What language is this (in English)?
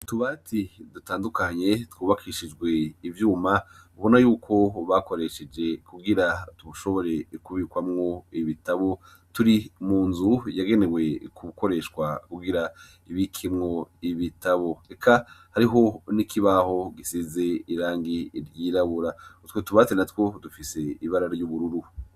Rundi